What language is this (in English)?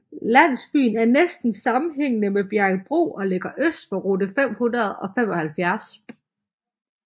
Danish